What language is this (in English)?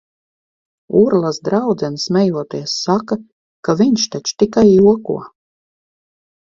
Latvian